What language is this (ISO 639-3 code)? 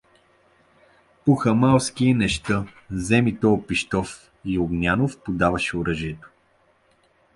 bul